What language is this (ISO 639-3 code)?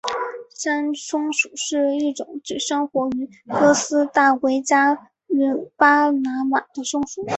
zho